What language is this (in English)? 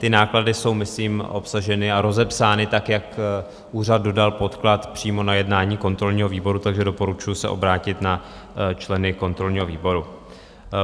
Czech